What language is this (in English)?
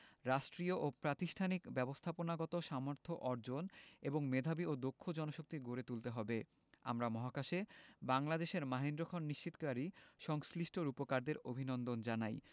Bangla